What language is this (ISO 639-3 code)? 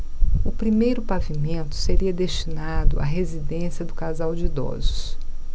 por